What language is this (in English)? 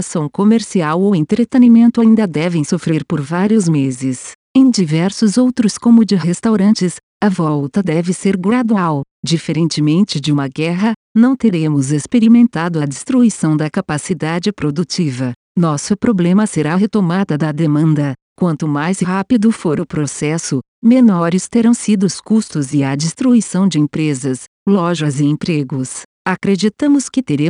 Portuguese